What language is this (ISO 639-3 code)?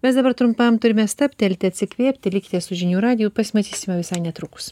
lit